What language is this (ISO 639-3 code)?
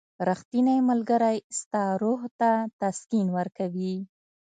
pus